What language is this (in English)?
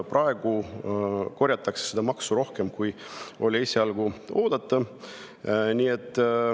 Estonian